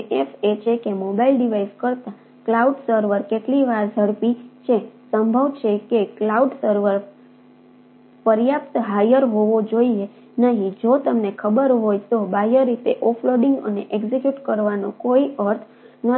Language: Gujarati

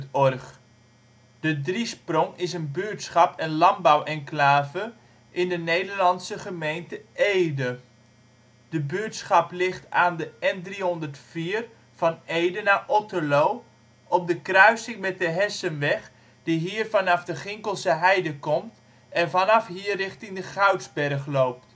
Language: Dutch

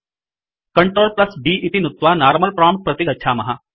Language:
Sanskrit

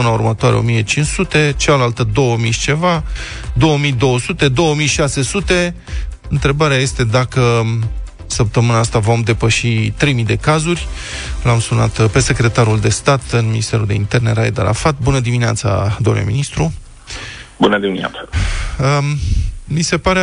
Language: Romanian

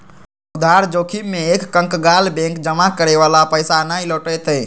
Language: Magahi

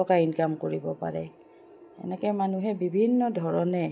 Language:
Assamese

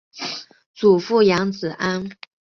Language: Chinese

